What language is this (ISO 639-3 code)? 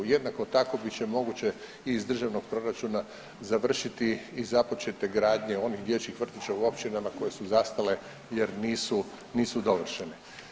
hrv